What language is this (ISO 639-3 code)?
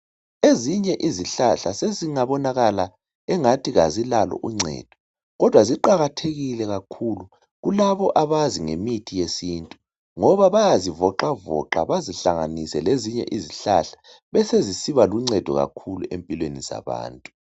nde